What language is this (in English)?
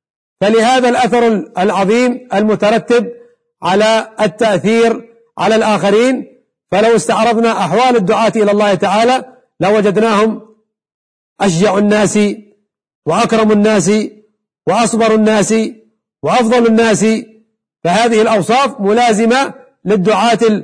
Arabic